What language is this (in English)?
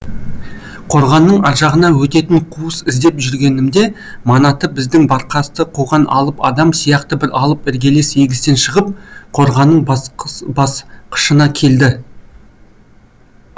Kazakh